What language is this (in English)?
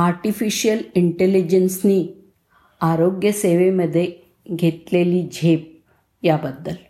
Marathi